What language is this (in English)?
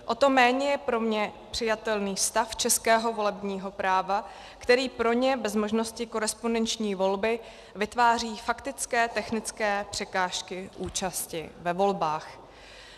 Czech